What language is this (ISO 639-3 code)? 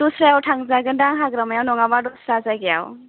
brx